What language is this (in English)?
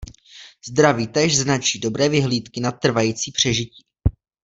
Czech